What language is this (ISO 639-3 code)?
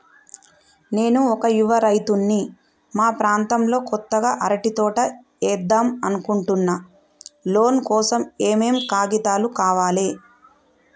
tel